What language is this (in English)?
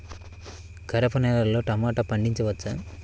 Telugu